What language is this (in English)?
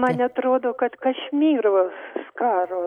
Lithuanian